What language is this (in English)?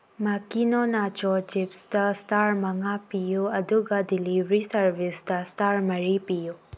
Manipuri